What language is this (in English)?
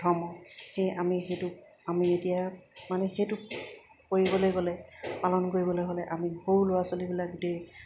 Assamese